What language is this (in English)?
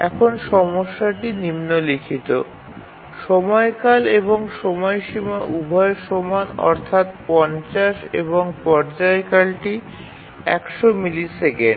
Bangla